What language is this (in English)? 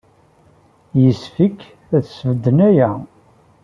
Kabyle